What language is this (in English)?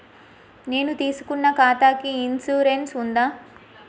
Telugu